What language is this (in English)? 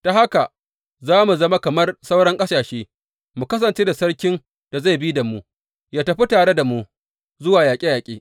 Hausa